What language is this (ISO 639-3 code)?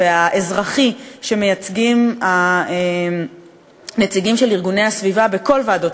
heb